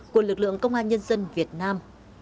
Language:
Vietnamese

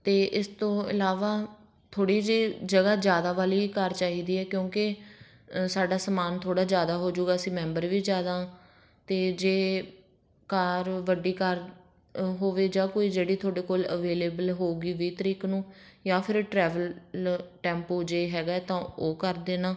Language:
Punjabi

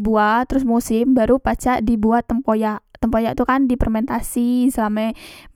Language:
Musi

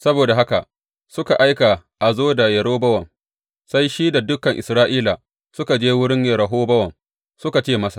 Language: Hausa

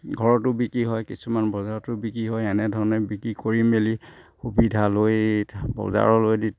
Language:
Assamese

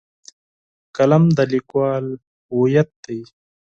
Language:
Pashto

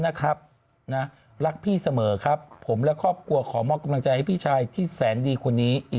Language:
Thai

